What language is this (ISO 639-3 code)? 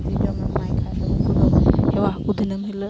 sat